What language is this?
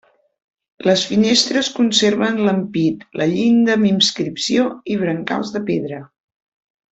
Catalan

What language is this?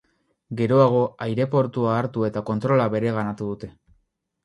Basque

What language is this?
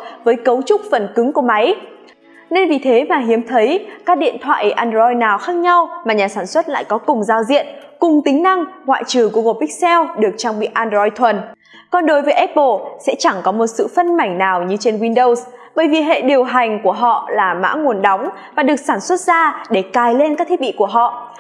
Vietnamese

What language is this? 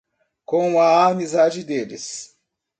Portuguese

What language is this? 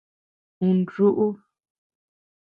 Tepeuxila Cuicatec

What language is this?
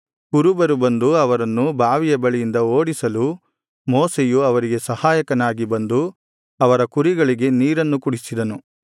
Kannada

